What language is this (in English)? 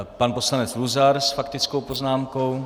Czech